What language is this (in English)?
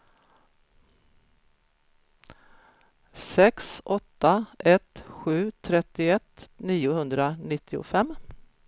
Swedish